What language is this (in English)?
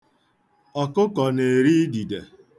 Igbo